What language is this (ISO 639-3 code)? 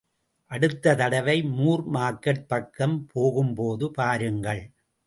tam